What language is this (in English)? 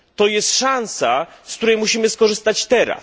Polish